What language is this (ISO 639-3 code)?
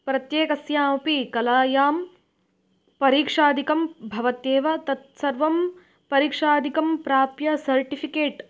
san